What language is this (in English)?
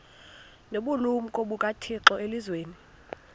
Xhosa